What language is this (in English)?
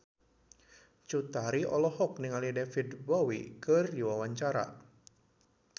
Sundanese